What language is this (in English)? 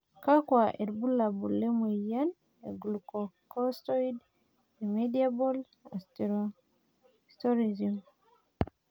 Masai